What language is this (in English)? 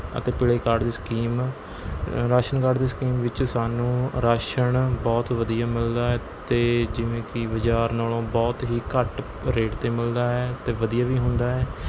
Punjabi